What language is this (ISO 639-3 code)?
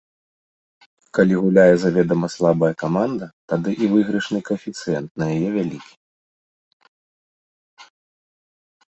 bel